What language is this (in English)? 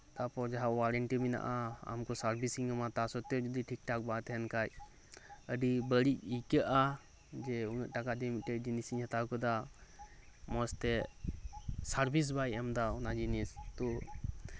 Santali